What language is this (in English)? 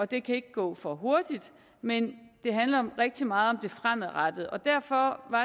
Danish